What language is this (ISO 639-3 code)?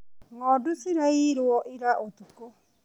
kik